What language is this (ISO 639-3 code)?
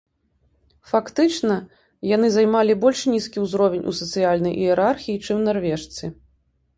bel